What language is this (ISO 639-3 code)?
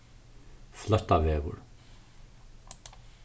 fao